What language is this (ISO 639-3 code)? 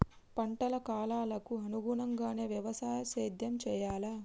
tel